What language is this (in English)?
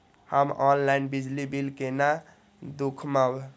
Maithili